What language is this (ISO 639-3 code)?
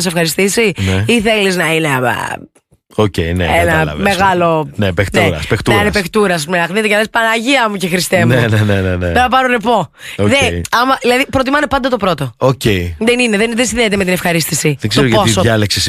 ell